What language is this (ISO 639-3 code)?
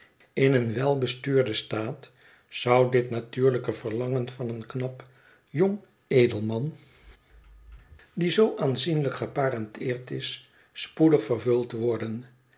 nld